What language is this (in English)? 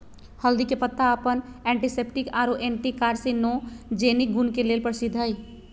Magahi